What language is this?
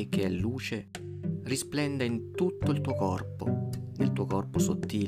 Italian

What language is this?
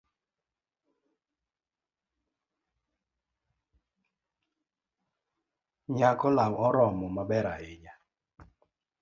Luo (Kenya and Tanzania)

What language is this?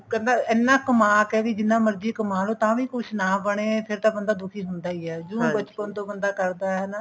Punjabi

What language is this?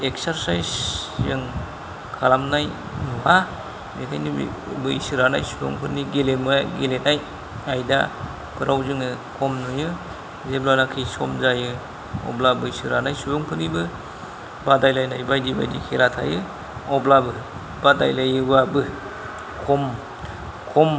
Bodo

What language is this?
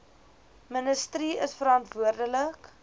Afrikaans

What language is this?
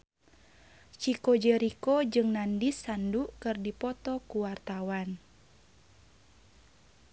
Sundanese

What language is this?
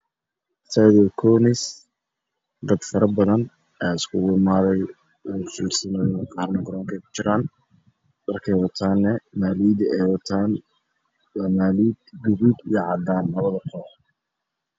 Somali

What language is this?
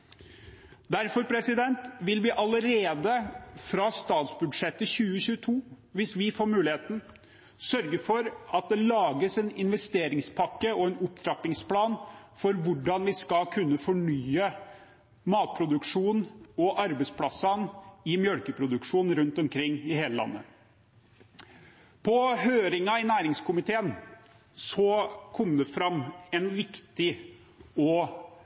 Norwegian Bokmål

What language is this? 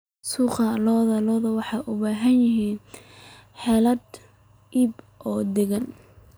Somali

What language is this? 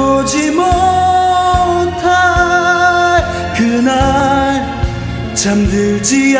Korean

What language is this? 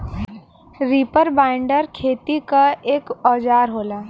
Bhojpuri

